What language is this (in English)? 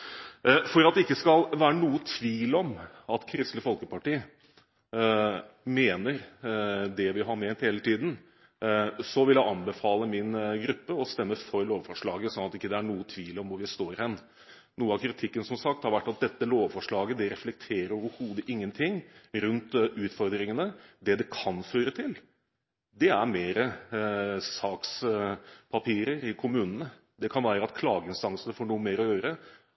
Norwegian Bokmål